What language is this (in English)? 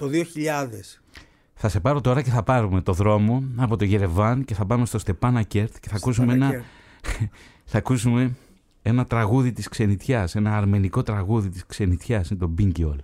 Greek